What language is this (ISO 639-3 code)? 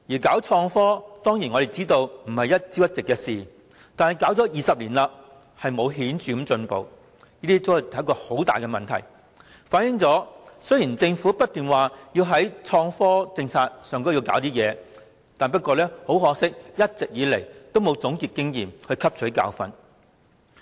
yue